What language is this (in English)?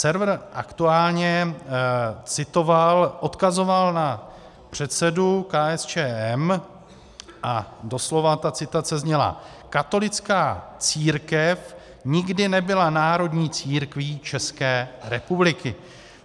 Czech